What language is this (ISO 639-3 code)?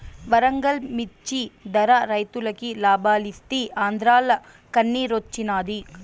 tel